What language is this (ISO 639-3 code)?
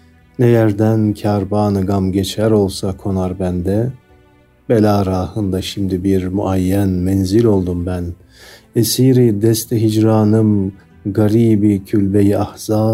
tur